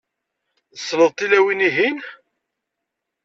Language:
Kabyle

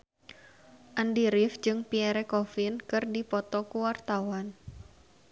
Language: Sundanese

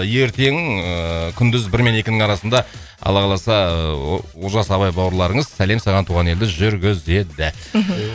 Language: Kazakh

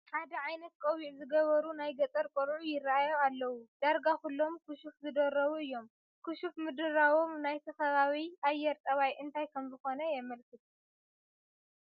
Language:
Tigrinya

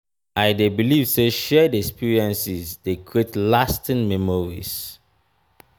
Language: Nigerian Pidgin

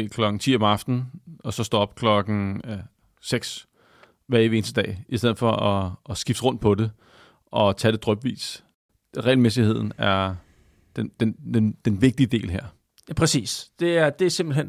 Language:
Danish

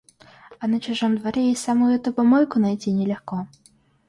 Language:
Russian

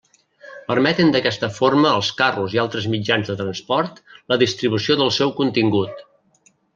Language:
Catalan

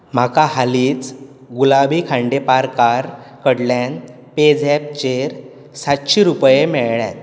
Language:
Konkani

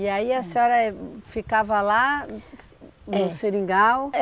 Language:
Portuguese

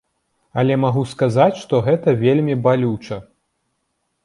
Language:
Belarusian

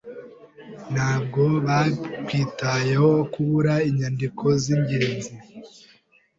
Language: Kinyarwanda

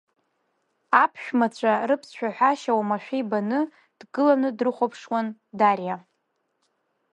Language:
Abkhazian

